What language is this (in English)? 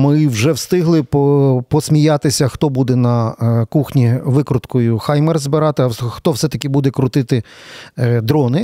Ukrainian